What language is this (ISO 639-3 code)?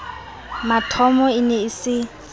sot